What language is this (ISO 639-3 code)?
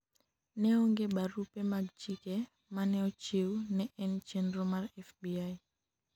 luo